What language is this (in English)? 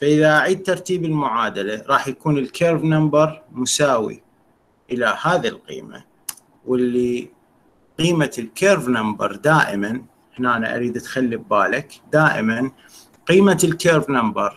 Arabic